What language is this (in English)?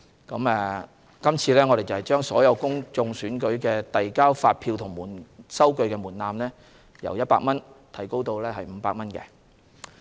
Cantonese